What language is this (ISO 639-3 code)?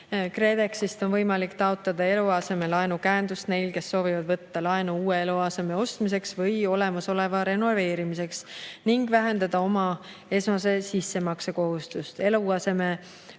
est